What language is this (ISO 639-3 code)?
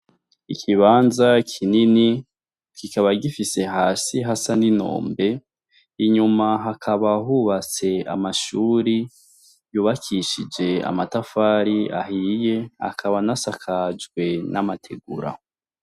run